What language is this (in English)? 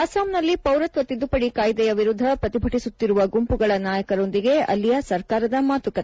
Kannada